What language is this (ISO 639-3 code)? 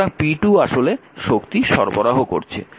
ben